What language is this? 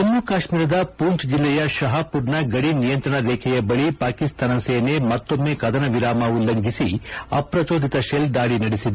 Kannada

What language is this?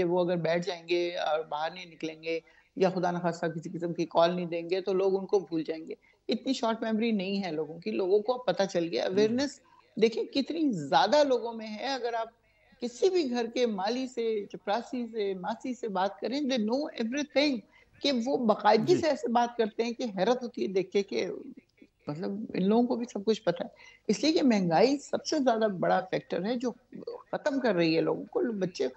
Hindi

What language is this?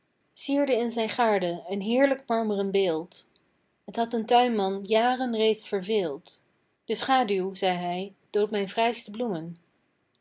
Dutch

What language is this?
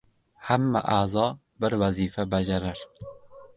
Uzbek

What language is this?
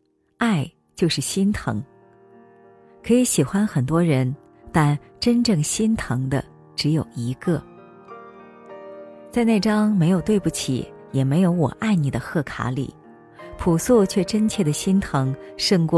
Chinese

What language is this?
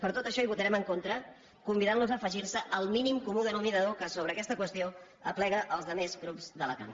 Catalan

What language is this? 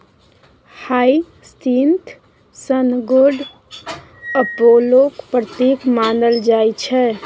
Maithili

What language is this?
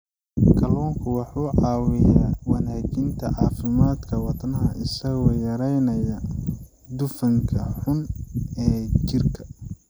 Somali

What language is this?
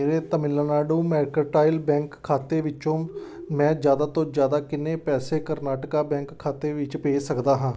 Punjabi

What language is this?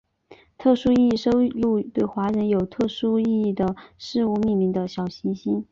Chinese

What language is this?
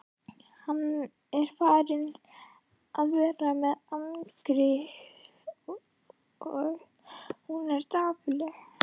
Icelandic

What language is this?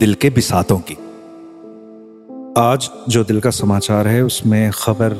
Hindi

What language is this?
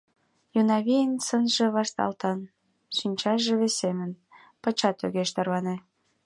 Mari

